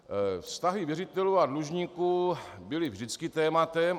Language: Czech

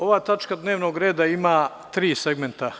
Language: Serbian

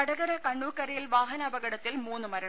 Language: Malayalam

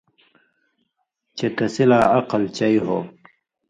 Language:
Indus Kohistani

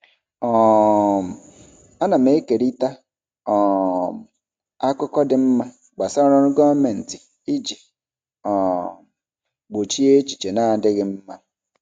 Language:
Igbo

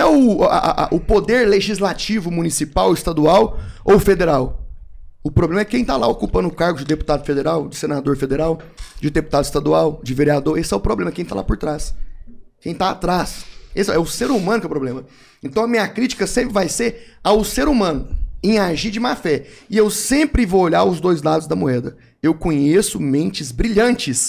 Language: Portuguese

